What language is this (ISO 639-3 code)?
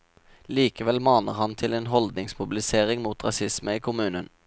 nor